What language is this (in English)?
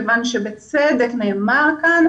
Hebrew